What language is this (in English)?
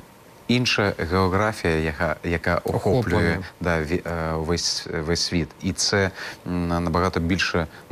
Ukrainian